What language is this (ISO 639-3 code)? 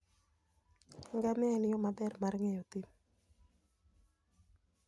luo